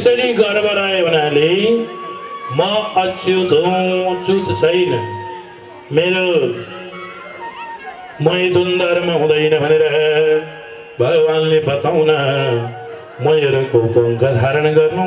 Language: Arabic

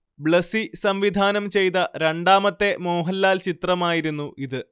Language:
Malayalam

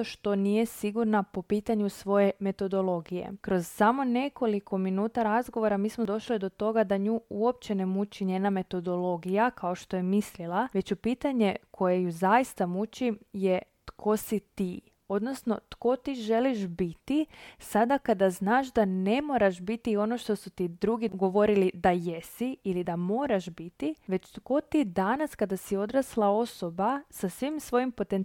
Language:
Croatian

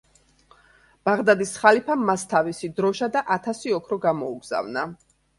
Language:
Georgian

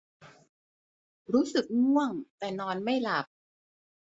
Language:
Thai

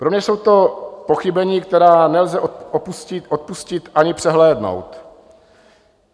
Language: Czech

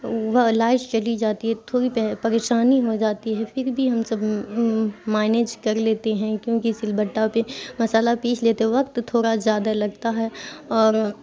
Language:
Urdu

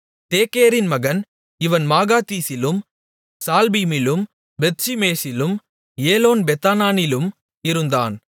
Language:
Tamil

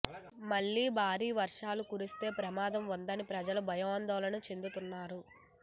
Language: Telugu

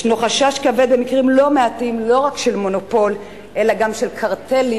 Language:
Hebrew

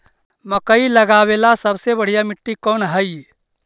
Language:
Magahi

